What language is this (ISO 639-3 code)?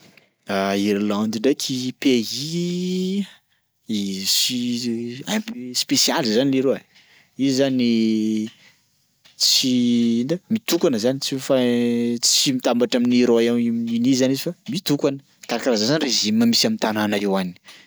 skg